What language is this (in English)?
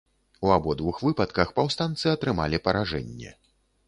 Belarusian